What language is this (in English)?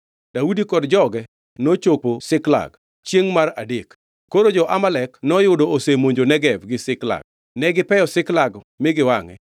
Luo (Kenya and Tanzania)